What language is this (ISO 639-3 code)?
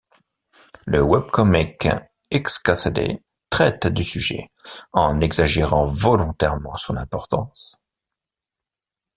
fra